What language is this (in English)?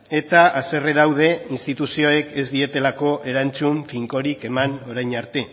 Basque